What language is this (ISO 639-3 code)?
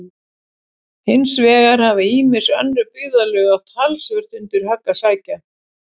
isl